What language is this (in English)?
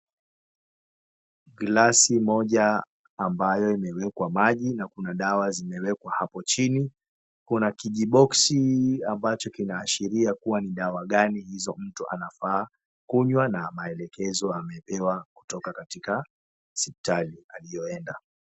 Swahili